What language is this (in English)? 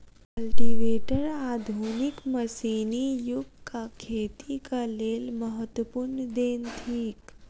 Maithili